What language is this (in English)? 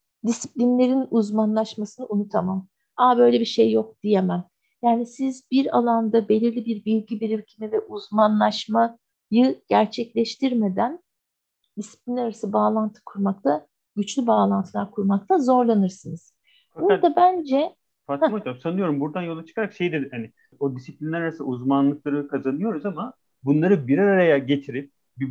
Turkish